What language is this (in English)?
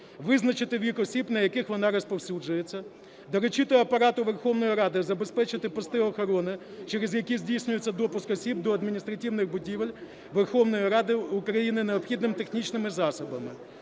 Ukrainian